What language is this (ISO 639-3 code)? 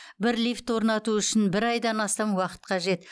kaz